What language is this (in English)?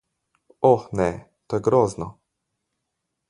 Slovenian